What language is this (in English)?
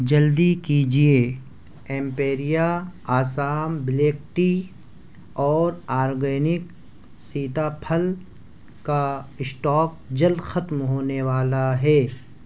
Urdu